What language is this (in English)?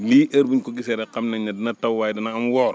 Wolof